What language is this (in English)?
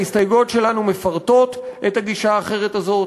Hebrew